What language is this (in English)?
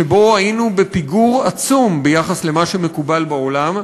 Hebrew